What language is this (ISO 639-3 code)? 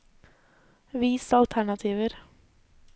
nor